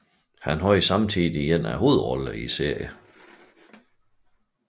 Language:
Danish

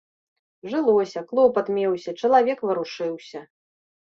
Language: Belarusian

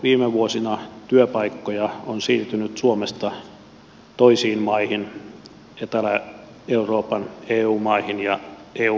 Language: Finnish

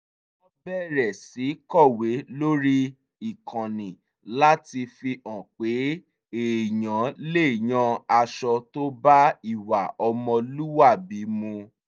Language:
Yoruba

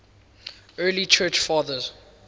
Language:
English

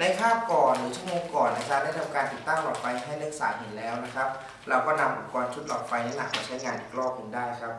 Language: Thai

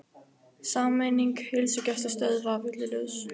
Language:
Icelandic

